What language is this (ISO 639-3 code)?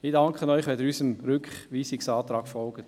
gsw